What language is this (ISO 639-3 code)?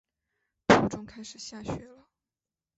zho